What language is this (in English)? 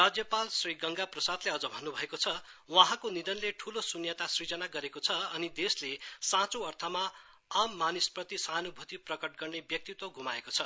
Nepali